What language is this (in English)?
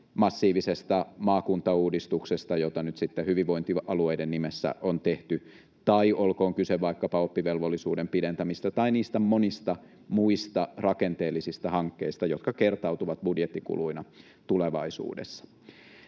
Finnish